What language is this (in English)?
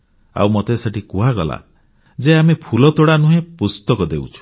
Odia